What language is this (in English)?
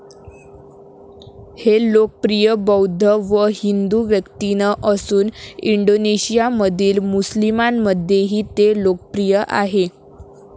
Marathi